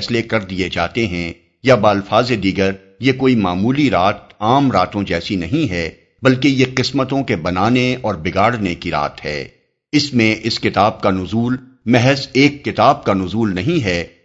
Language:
Urdu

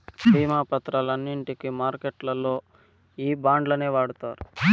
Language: Telugu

